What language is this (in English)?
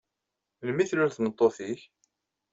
Kabyle